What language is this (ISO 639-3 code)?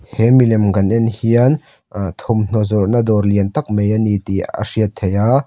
lus